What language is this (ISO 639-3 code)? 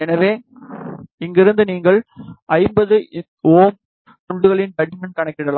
tam